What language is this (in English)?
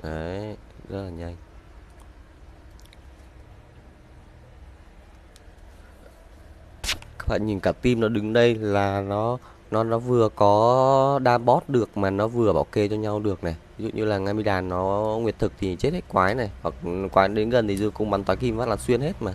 Vietnamese